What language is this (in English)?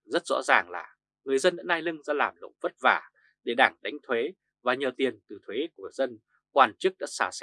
Vietnamese